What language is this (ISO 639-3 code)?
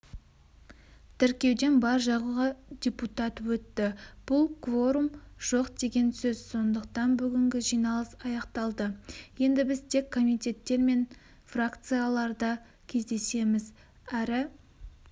kaz